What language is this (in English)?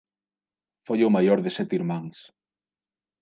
Galician